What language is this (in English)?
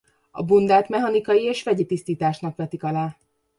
Hungarian